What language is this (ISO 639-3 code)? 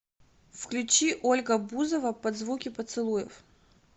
rus